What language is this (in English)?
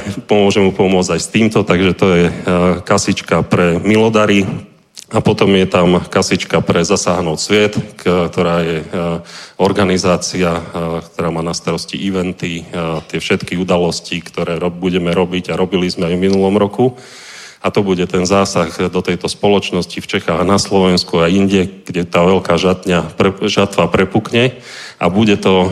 Czech